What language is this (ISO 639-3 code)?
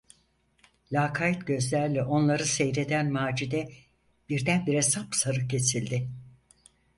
tur